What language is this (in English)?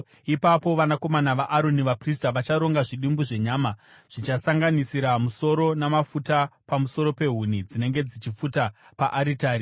Shona